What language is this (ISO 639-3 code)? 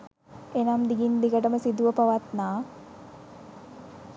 sin